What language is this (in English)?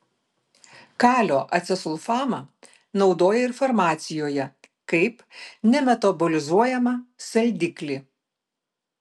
Lithuanian